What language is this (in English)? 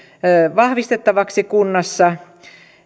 Finnish